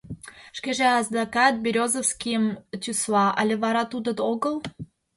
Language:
Mari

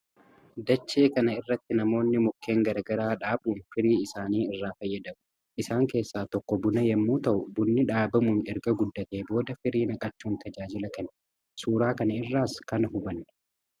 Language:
Oromo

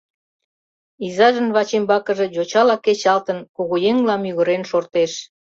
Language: Mari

